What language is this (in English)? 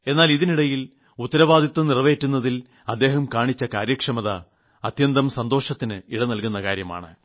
Malayalam